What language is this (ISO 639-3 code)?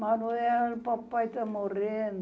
por